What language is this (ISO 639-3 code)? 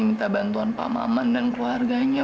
ind